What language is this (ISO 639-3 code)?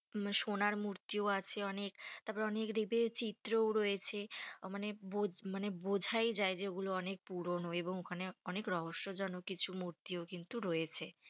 ben